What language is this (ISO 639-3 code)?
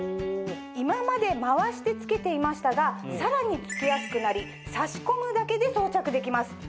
jpn